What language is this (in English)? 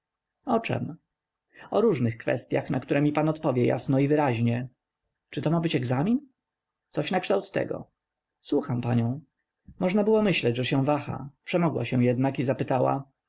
Polish